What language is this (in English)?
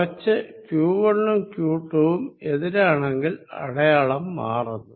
Malayalam